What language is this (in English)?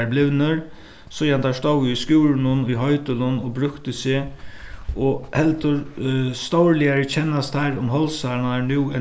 Faroese